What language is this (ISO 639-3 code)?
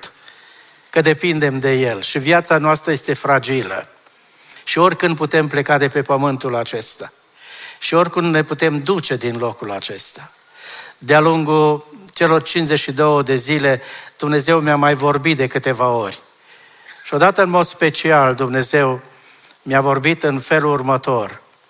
ron